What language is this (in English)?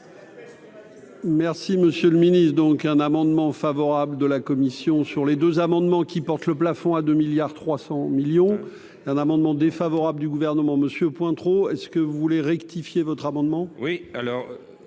French